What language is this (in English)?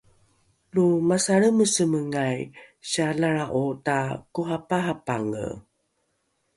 Rukai